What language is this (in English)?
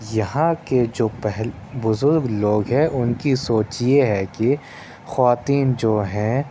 Urdu